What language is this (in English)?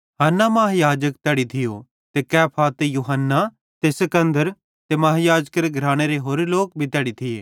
Bhadrawahi